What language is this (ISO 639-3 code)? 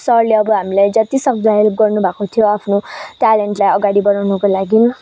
nep